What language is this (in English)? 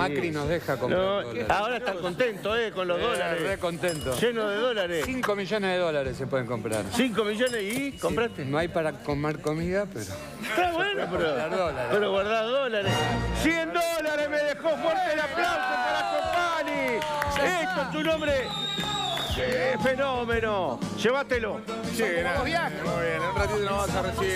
Spanish